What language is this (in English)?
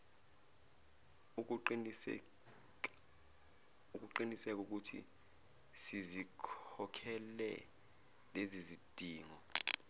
Zulu